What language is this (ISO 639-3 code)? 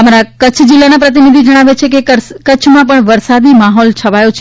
guj